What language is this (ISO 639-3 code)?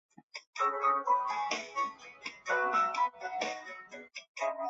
zho